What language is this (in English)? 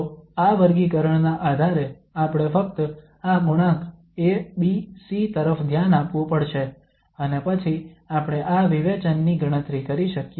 Gujarati